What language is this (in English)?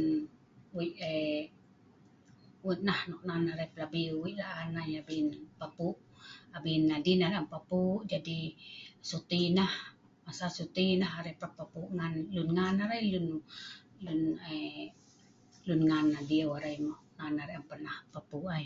Sa'ban